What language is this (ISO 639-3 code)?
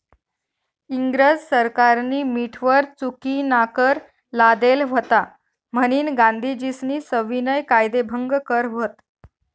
mar